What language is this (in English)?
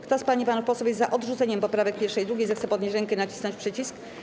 Polish